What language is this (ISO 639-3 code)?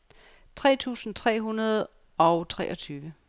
dan